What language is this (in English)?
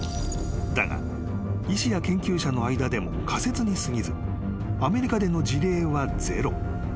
Japanese